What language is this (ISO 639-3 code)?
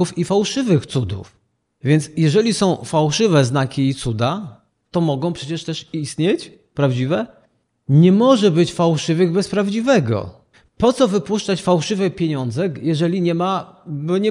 pol